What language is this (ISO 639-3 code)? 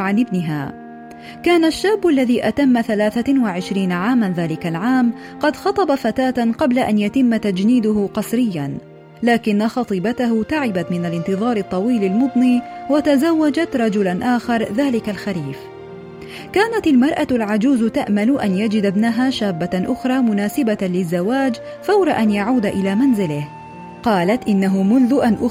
ara